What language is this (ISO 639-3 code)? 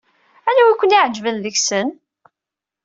kab